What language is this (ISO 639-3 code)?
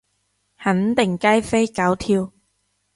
yue